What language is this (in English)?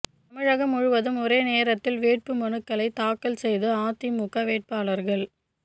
Tamil